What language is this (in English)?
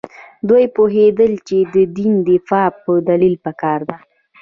Pashto